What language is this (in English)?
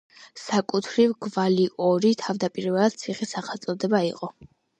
Georgian